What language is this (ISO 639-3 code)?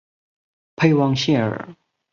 zho